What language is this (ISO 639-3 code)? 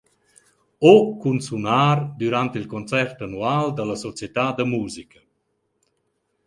roh